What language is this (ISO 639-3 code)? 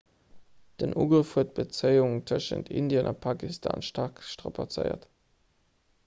ltz